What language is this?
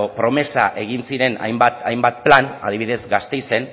Basque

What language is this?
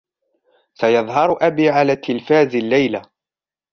Arabic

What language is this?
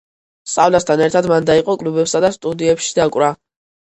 Georgian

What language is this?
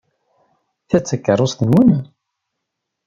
Kabyle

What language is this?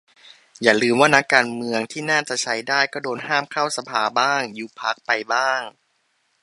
Thai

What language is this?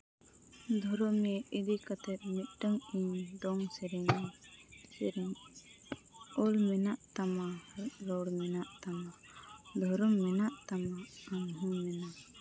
Santali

